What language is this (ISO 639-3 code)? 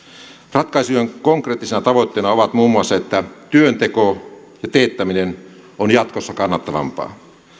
fin